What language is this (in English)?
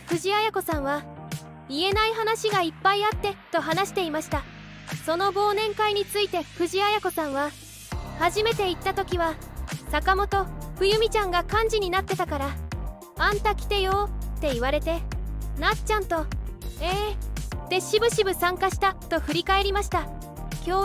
Japanese